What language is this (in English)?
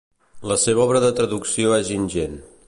Catalan